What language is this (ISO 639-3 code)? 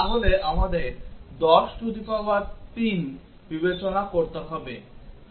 ben